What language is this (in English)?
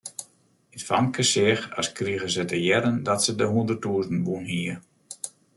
Western Frisian